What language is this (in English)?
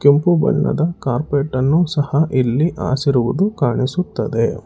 Kannada